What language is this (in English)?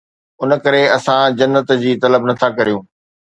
Sindhi